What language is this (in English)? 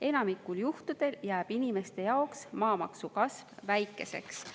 Estonian